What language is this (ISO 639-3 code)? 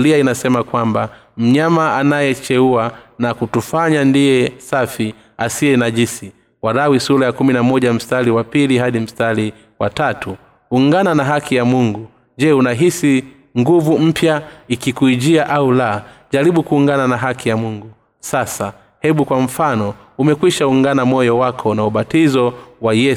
swa